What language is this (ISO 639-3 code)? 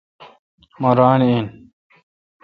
xka